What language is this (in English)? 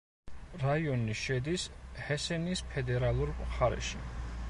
Georgian